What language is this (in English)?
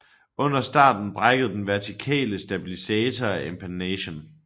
Danish